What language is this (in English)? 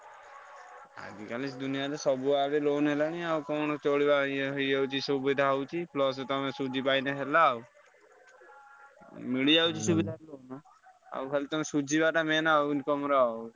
Odia